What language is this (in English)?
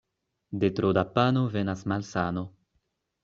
Esperanto